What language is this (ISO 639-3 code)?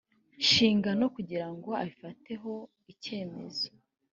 kin